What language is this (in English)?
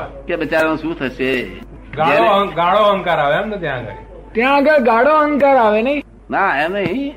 Gujarati